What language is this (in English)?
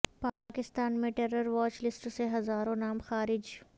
Urdu